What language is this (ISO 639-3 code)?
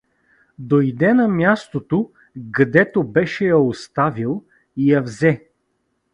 bul